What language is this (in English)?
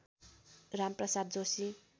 Nepali